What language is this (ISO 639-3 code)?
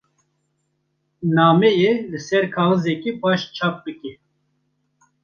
kur